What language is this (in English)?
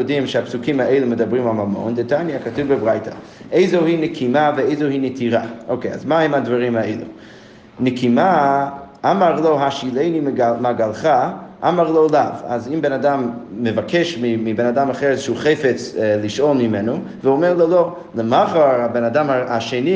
Hebrew